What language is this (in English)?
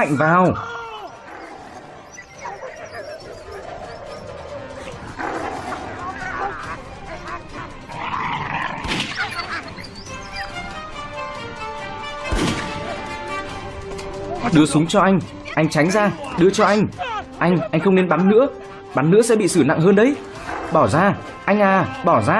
Vietnamese